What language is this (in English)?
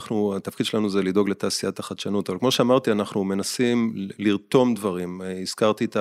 Hebrew